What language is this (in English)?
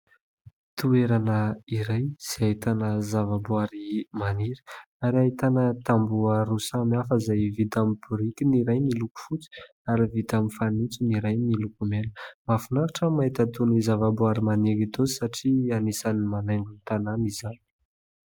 Malagasy